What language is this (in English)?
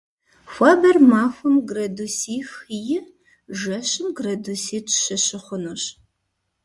Kabardian